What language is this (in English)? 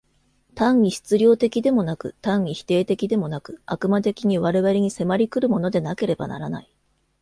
Japanese